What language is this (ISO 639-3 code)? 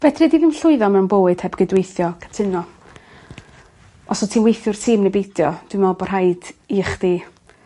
cym